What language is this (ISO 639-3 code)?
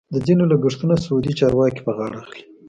pus